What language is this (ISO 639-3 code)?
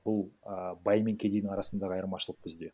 kaz